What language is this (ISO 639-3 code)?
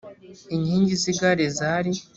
kin